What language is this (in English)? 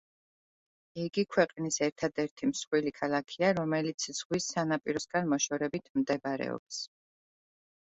Georgian